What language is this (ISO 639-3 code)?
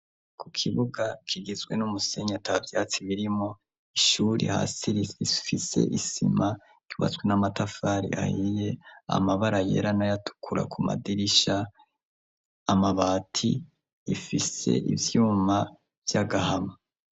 run